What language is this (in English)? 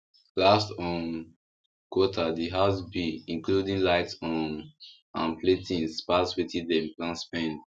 Nigerian Pidgin